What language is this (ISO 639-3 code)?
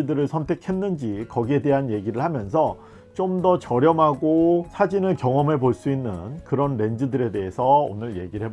kor